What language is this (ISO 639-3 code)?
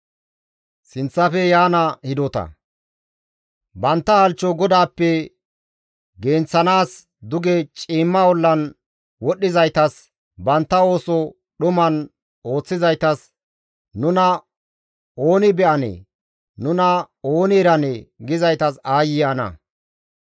gmv